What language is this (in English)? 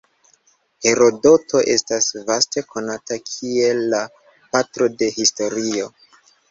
Esperanto